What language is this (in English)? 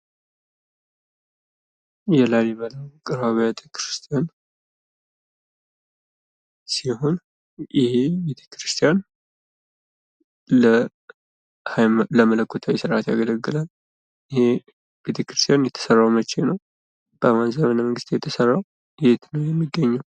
Amharic